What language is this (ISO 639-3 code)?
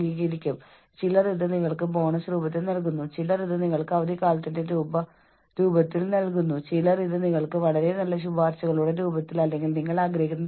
mal